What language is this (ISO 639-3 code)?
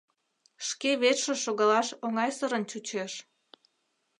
chm